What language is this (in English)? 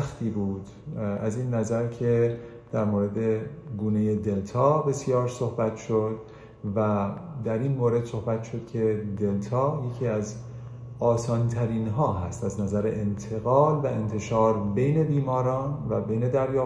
Persian